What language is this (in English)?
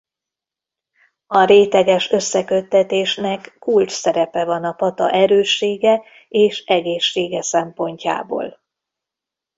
Hungarian